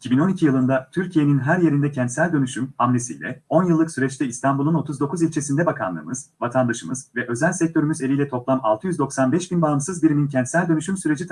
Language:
Turkish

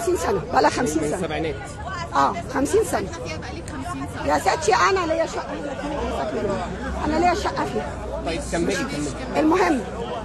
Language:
Arabic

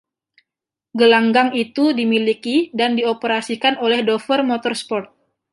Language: Indonesian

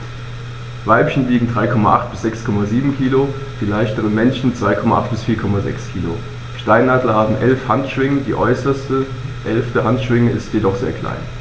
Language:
German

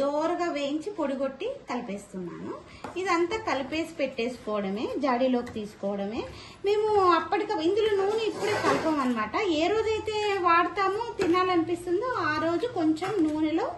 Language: Telugu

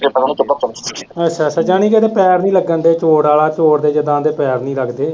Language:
Punjabi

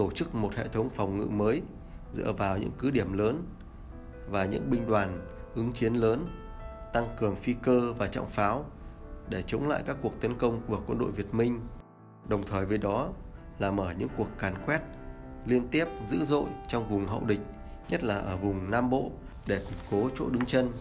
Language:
Vietnamese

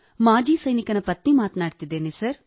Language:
Kannada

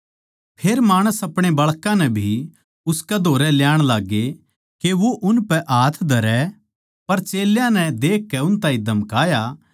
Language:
Haryanvi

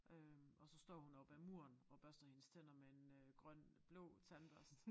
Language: Danish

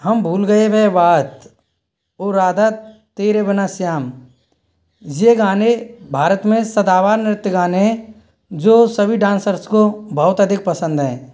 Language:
Hindi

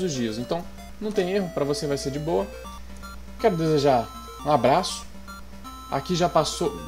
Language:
Portuguese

